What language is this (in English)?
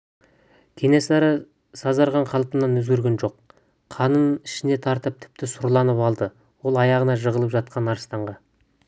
Kazakh